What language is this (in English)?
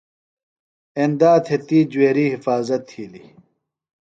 Phalura